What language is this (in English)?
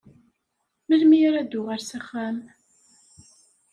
Kabyle